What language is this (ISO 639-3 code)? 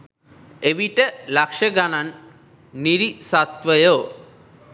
sin